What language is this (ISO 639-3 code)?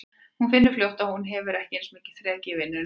isl